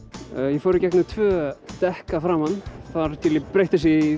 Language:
Icelandic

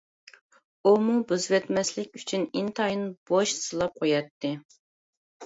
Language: Uyghur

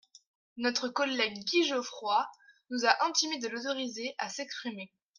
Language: French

